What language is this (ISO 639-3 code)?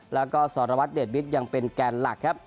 tha